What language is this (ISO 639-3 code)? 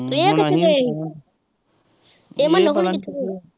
pan